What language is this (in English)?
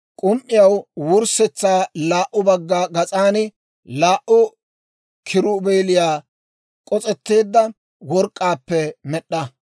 Dawro